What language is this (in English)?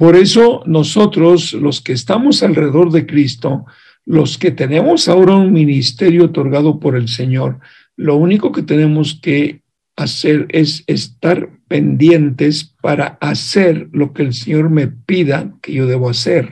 Spanish